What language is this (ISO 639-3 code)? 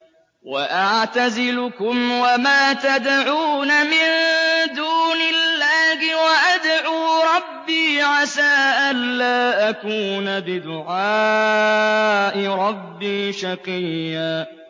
ara